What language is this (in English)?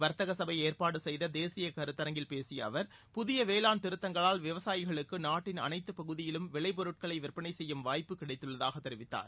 Tamil